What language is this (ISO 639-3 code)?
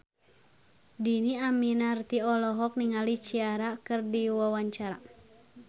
sun